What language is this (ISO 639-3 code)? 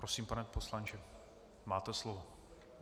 ces